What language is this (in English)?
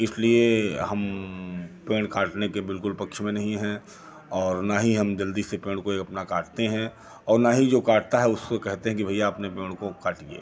Hindi